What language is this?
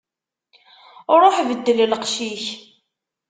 Kabyle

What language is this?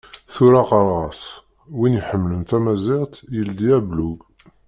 Kabyle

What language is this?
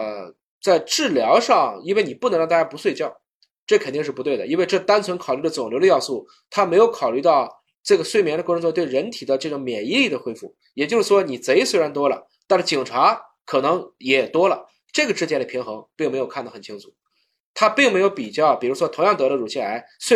Chinese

